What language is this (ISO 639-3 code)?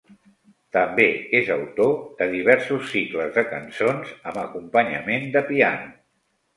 cat